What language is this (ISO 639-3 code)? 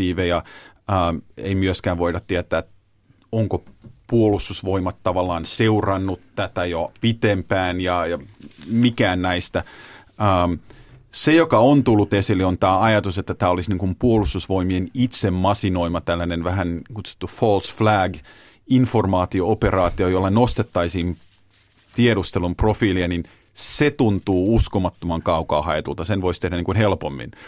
fin